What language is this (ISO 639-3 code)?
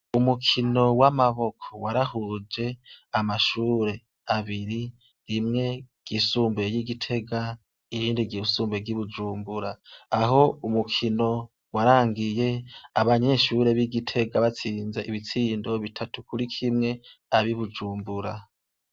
run